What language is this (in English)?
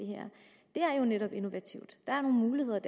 Danish